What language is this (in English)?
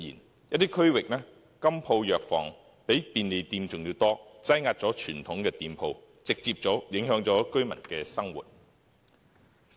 Cantonese